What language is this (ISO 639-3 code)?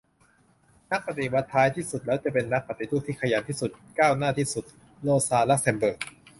tha